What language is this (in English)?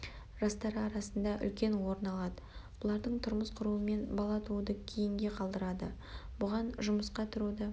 Kazakh